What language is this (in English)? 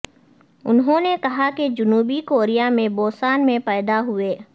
Urdu